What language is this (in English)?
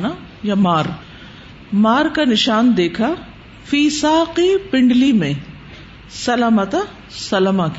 Urdu